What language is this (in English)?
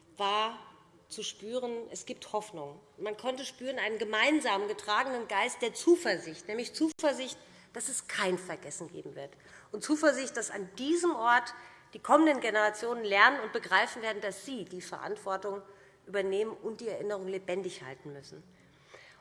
German